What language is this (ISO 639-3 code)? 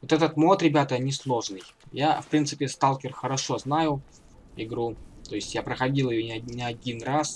rus